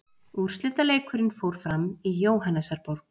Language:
Icelandic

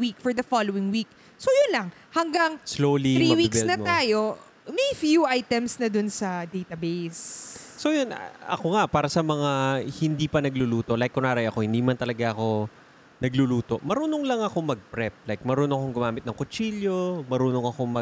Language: Filipino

